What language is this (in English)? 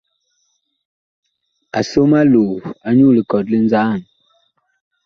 Bakoko